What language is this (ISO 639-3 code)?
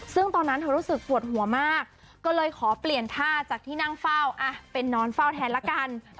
tha